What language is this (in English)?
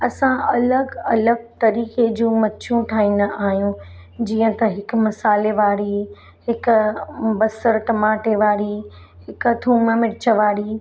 Sindhi